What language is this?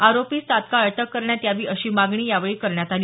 Marathi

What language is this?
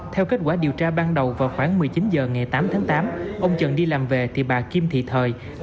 Vietnamese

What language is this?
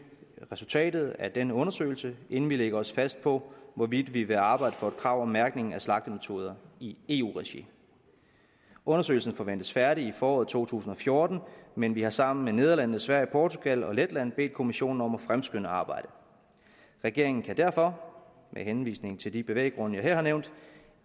Danish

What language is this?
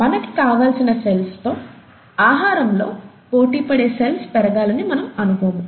Telugu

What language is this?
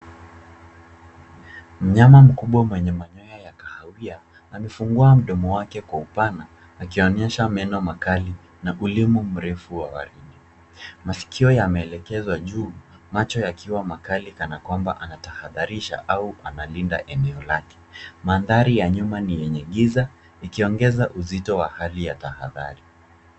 Swahili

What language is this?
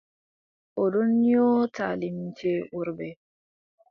Adamawa Fulfulde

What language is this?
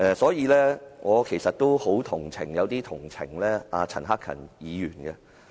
Cantonese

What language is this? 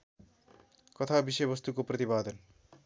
Nepali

